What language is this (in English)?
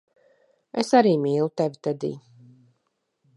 Latvian